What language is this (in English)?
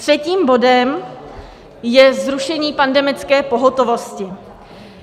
Czech